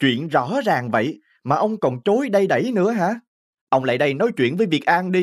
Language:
Vietnamese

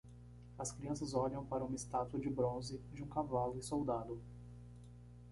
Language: Portuguese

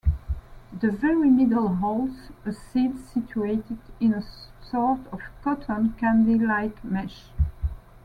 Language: English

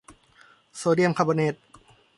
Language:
Thai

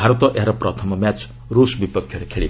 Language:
Odia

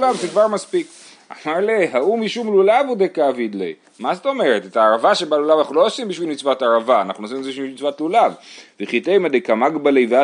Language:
Hebrew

